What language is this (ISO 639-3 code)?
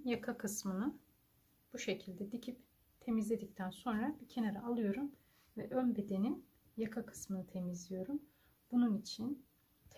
tur